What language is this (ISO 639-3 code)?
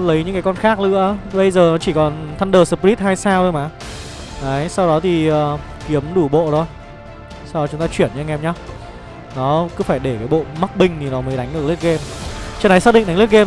vie